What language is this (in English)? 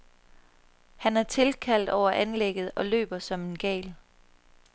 Danish